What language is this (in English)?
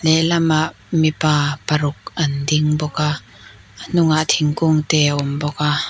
Mizo